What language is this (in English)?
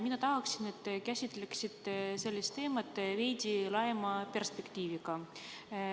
Estonian